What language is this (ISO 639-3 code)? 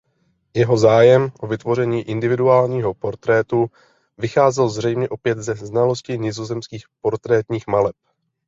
ces